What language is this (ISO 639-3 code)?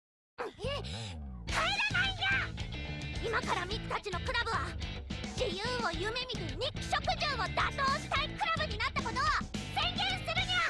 jpn